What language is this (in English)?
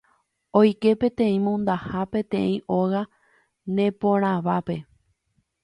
Guarani